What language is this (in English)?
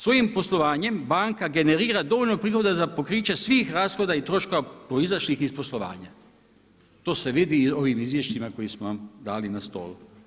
Croatian